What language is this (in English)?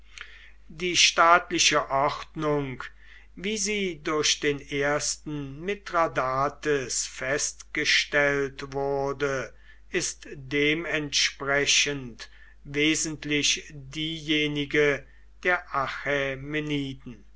German